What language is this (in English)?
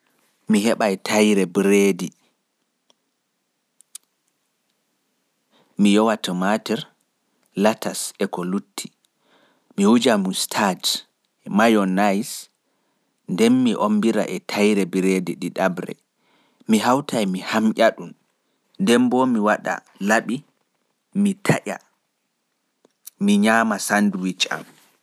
Fula